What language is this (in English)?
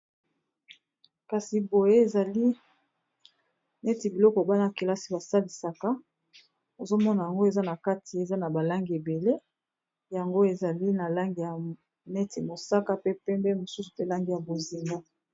Lingala